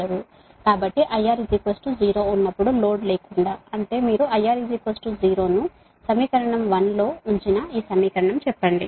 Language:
Telugu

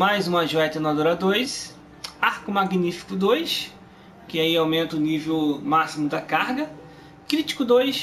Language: Portuguese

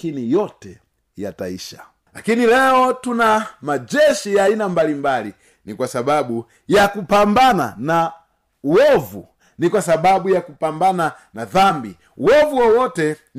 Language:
Swahili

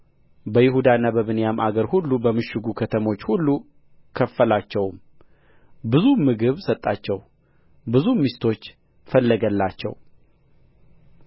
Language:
Amharic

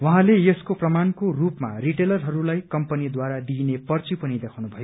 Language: Nepali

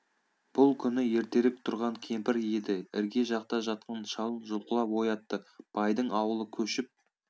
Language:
Kazakh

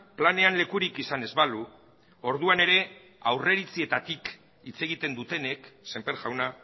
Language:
Basque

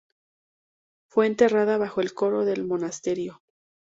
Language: Spanish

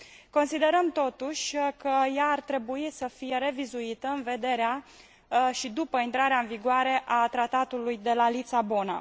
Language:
Romanian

